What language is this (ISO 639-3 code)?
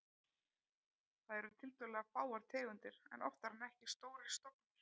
isl